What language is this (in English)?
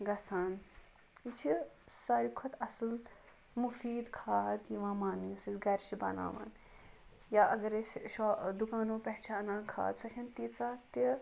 Kashmiri